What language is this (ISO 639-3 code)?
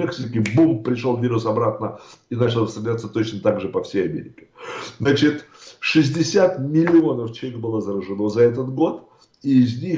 rus